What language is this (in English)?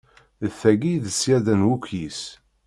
Kabyle